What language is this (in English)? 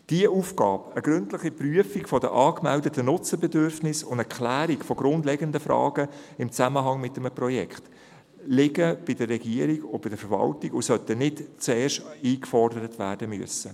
Swiss German